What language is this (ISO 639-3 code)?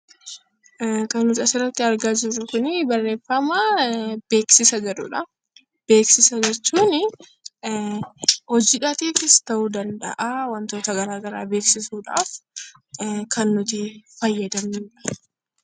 orm